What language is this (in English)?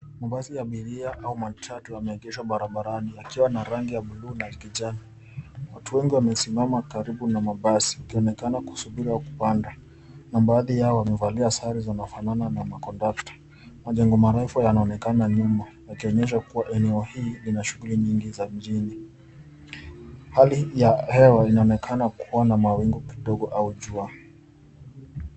Swahili